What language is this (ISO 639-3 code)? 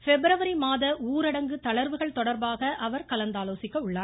tam